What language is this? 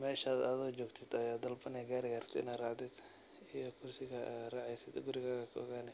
Somali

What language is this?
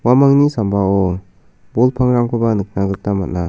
Garo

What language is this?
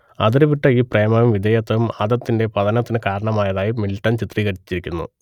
Malayalam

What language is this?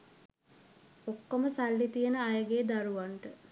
Sinhala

